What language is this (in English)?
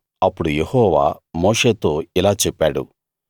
Telugu